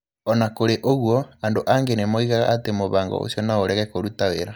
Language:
Kikuyu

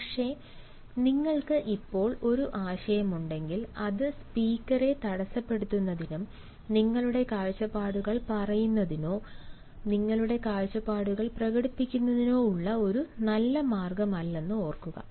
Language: Malayalam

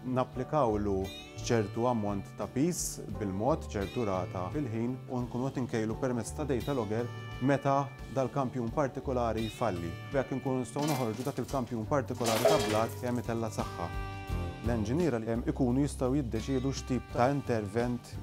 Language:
Norwegian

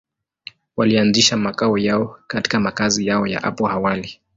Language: Swahili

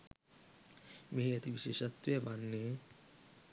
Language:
Sinhala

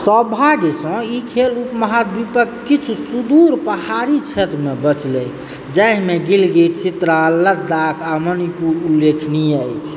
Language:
Maithili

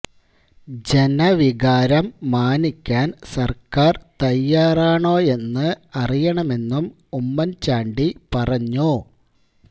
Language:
Malayalam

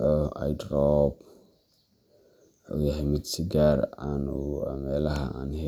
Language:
Somali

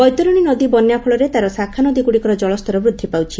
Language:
Odia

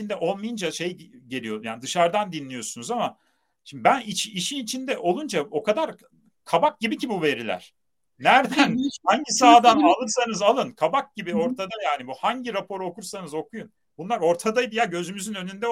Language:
Turkish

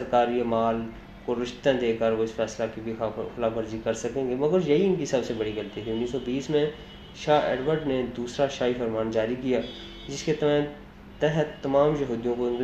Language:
Urdu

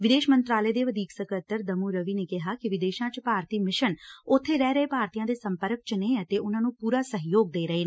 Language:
Punjabi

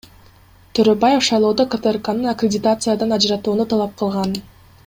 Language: Kyrgyz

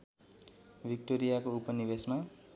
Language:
Nepali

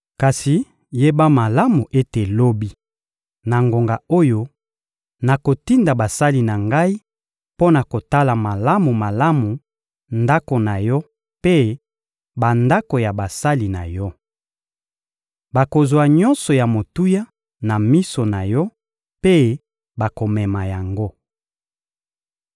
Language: Lingala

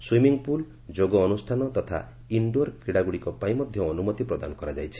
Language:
Odia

